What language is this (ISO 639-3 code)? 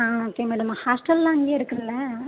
tam